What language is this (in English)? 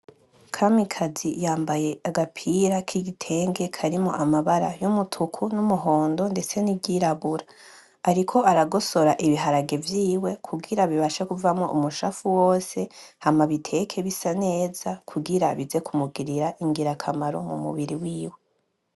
Rundi